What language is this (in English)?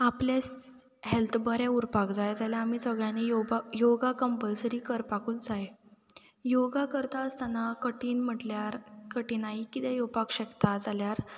Konkani